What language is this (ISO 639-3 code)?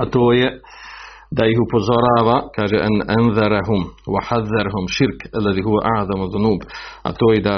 hrv